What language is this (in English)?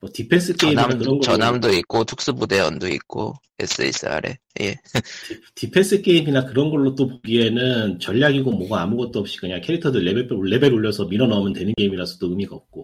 Korean